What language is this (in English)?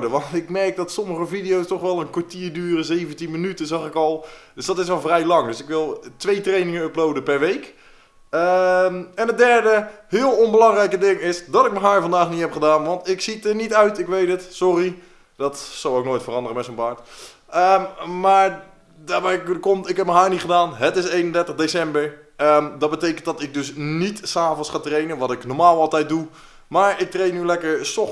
Dutch